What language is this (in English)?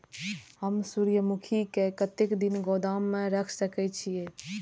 Maithili